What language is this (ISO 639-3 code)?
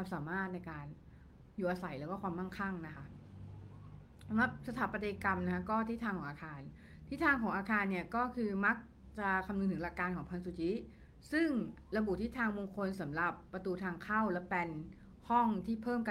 tha